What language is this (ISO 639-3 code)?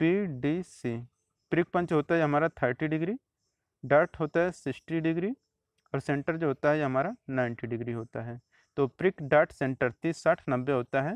hin